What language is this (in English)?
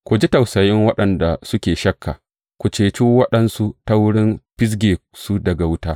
Hausa